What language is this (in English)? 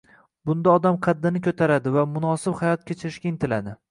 Uzbek